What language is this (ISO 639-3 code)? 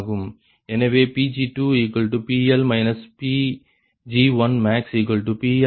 tam